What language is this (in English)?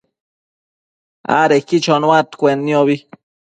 Matsés